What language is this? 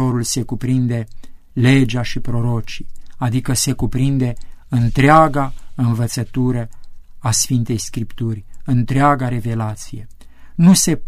Romanian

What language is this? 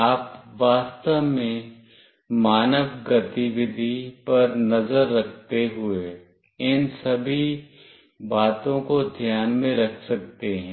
Hindi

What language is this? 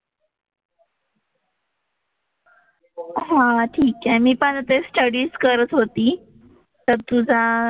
Marathi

